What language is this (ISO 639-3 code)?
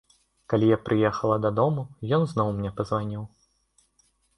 bel